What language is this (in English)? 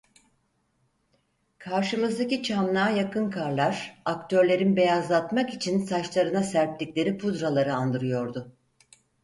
Turkish